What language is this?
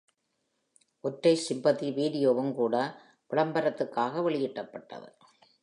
Tamil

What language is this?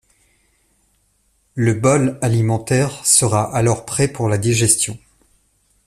French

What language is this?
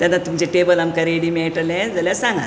Konkani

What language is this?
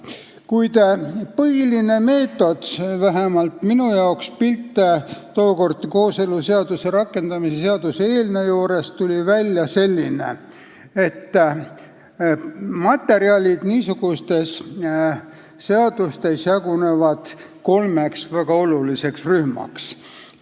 Estonian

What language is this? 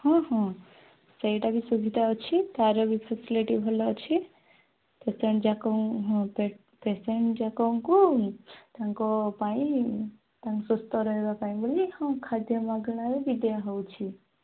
Odia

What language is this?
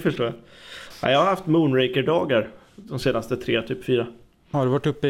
Swedish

